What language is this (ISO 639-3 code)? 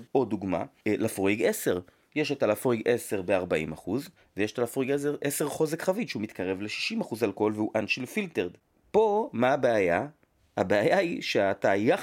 heb